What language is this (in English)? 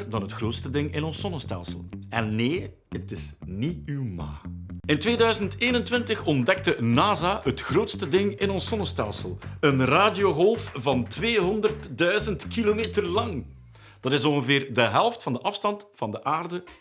Dutch